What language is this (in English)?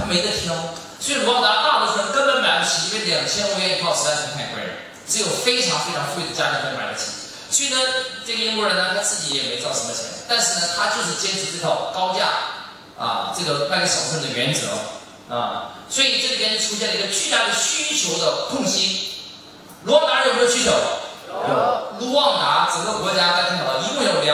Chinese